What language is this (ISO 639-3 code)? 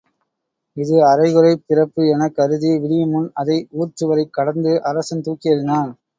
tam